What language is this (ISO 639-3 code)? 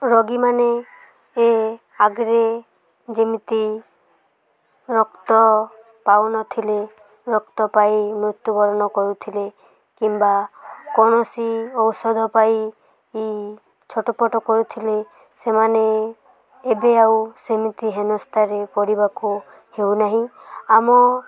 ori